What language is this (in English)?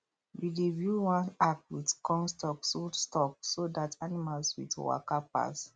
Nigerian Pidgin